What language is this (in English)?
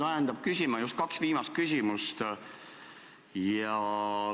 Estonian